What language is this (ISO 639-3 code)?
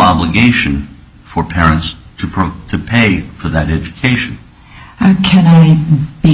eng